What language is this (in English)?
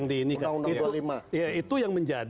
Indonesian